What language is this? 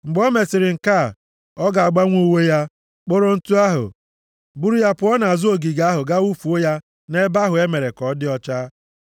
Igbo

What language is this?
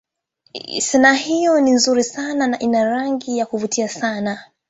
Swahili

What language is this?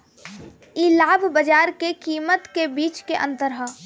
Bhojpuri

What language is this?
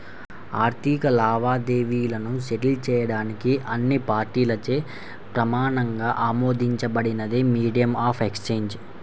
Telugu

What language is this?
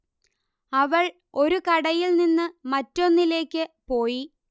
Malayalam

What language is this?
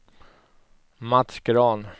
Swedish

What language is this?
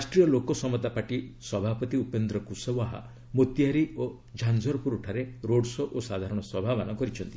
Odia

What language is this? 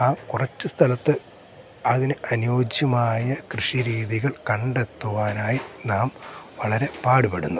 Malayalam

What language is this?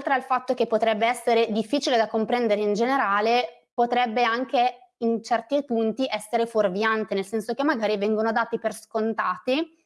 Italian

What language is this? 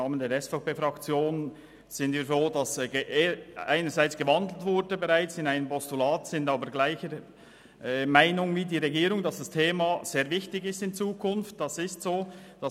Swiss German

